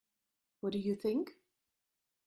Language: English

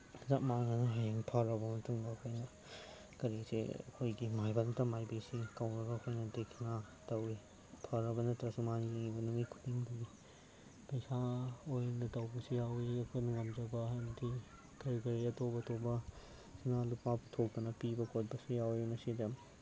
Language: Manipuri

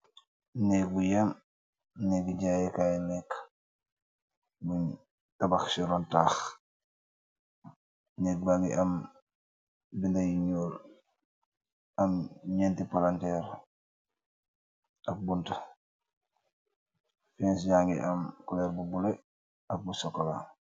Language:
Wolof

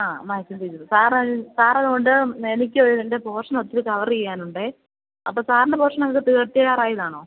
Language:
Malayalam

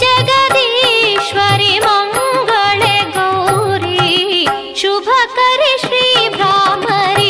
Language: Kannada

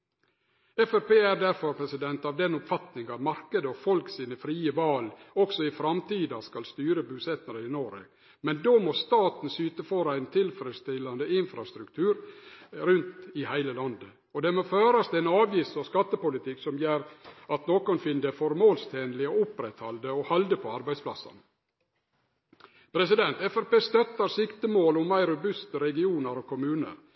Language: Norwegian Nynorsk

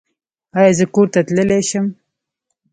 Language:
Pashto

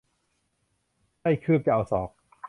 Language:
Thai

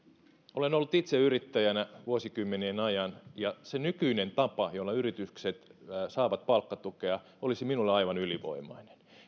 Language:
Finnish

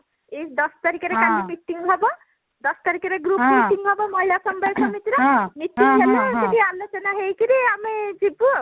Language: Odia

